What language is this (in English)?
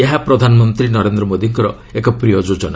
Odia